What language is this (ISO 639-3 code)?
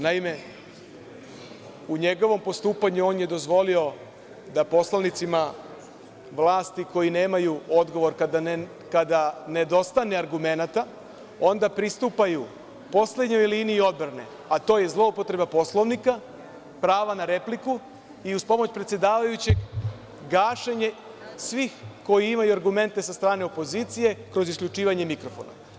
srp